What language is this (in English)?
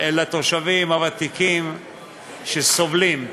Hebrew